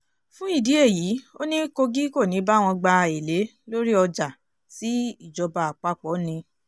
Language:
Yoruba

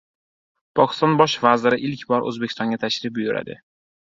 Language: Uzbek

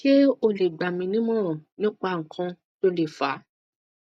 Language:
Yoruba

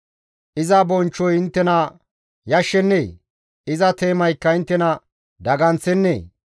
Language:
Gamo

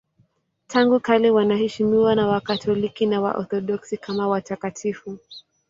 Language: Swahili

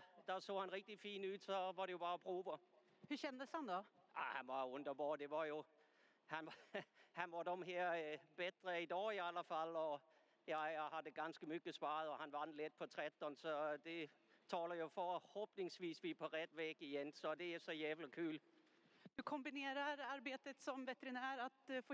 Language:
Swedish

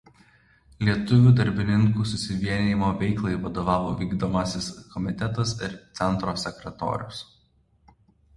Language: Lithuanian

